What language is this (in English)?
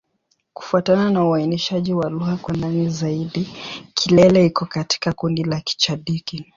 Swahili